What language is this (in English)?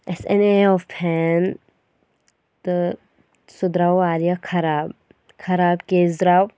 Kashmiri